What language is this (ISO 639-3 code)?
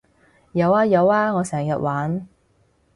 yue